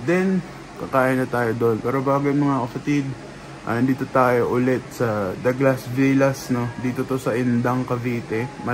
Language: Filipino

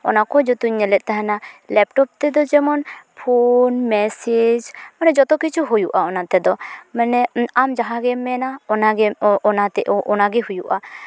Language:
Santali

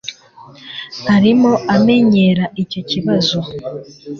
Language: Kinyarwanda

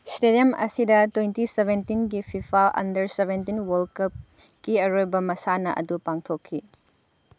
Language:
Manipuri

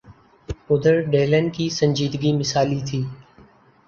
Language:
Urdu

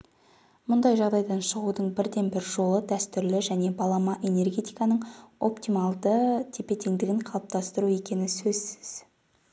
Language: Kazakh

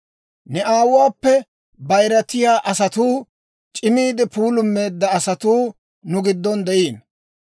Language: Dawro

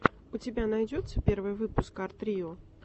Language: Russian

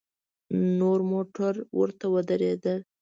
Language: Pashto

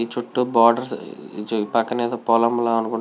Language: Telugu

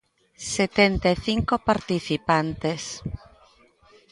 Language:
Galician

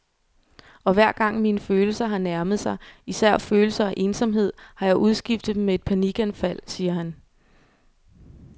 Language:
Danish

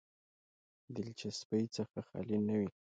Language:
Pashto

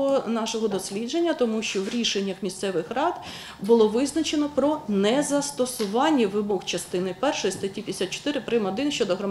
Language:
Ukrainian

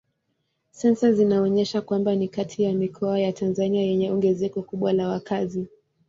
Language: Swahili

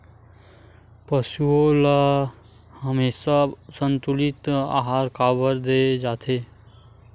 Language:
Chhattisgarhi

